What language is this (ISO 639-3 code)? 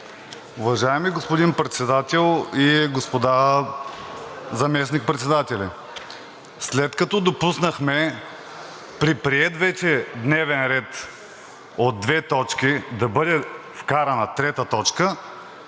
bul